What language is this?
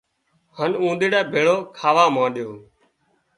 Wadiyara Koli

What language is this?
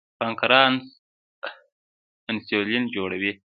Pashto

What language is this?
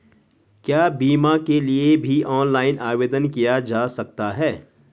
Hindi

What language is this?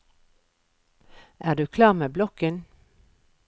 Norwegian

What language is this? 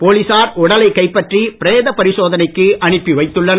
Tamil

